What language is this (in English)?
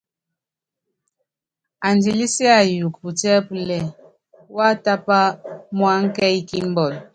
Yangben